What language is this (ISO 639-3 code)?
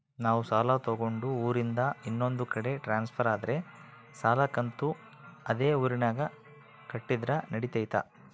kan